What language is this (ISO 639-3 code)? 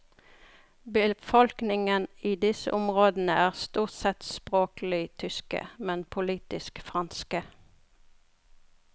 nor